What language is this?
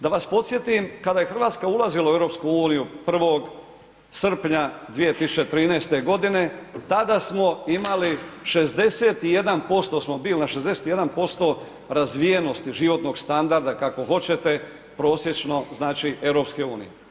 Croatian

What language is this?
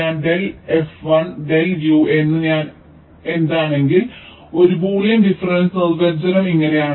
Malayalam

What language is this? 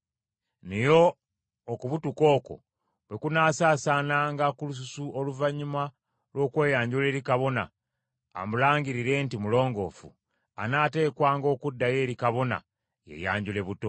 Ganda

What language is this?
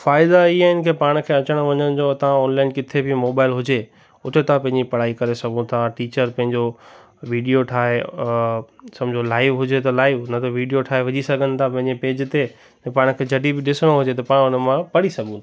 Sindhi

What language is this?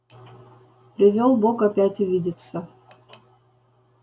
Russian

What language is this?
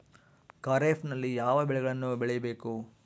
Kannada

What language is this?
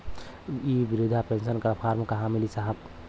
Bhojpuri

